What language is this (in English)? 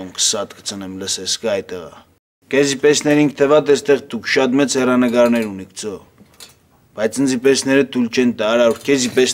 Turkish